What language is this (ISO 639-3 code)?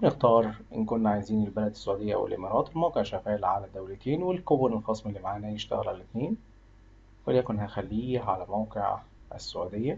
ara